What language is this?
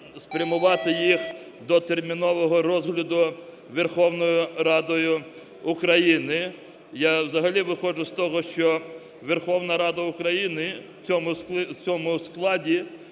Ukrainian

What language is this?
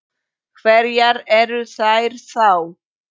Icelandic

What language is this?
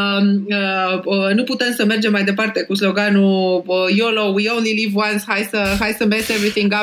Romanian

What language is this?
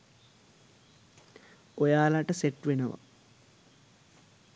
Sinhala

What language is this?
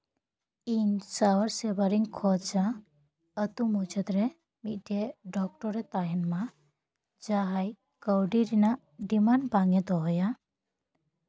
Santali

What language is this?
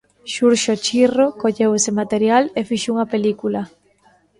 Galician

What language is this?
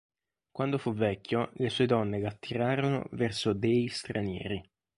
Italian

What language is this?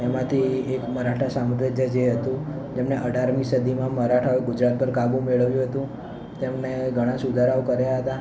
Gujarati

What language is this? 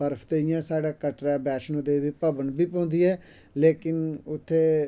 Dogri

